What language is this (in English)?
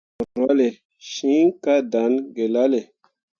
Mundang